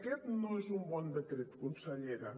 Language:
Catalan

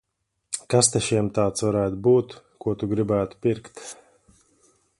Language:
Latvian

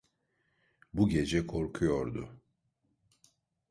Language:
Turkish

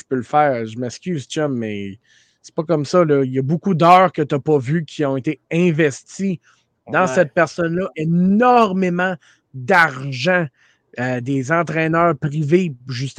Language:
French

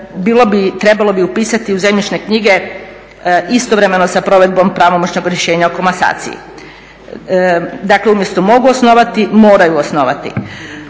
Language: Croatian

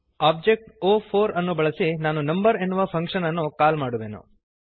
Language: Kannada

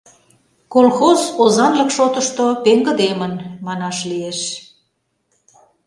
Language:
Mari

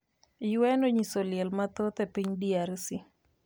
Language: Luo (Kenya and Tanzania)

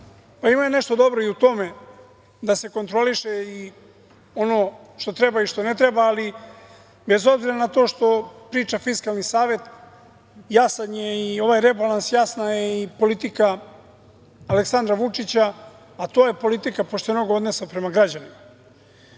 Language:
Serbian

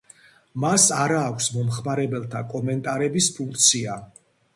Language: Georgian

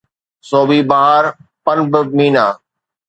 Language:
Sindhi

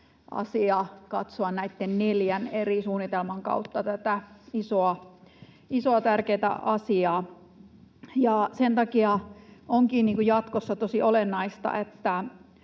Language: Finnish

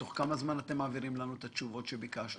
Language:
Hebrew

